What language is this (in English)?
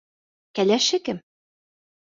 Bashkir